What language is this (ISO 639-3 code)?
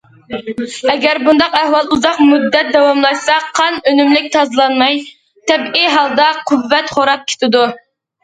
uig